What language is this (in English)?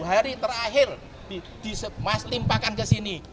Indonesian